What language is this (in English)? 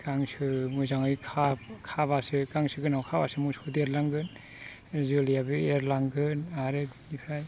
Bodo